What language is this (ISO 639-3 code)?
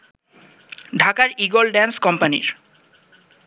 ben